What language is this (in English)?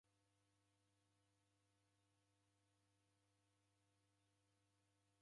Taita